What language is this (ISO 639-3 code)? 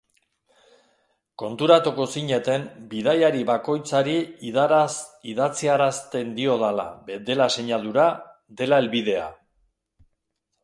eus